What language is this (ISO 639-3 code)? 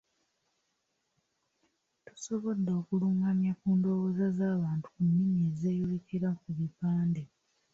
lug